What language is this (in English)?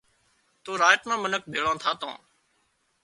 Wadiyara Koli